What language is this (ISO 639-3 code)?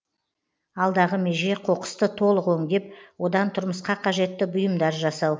kaz